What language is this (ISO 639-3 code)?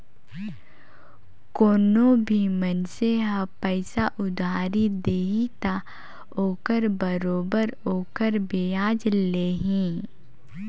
hne